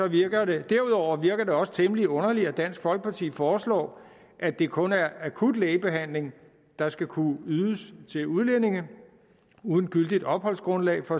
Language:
Danish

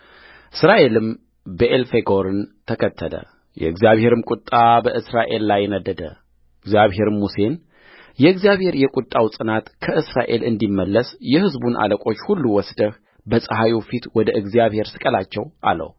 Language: Amharic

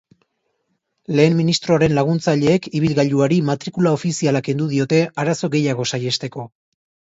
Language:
Basque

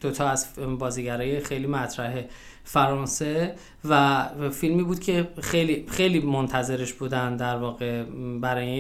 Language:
Persian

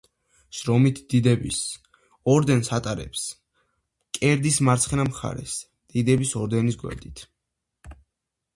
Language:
Georgian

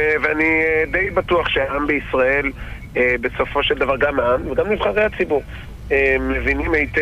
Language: Hebrew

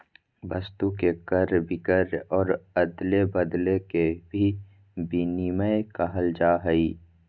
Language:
Magahi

